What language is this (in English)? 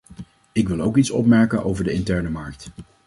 Dutch